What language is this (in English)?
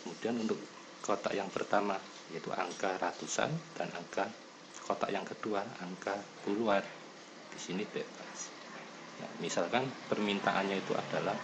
Indonesian